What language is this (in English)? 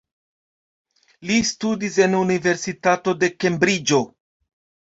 Esperanto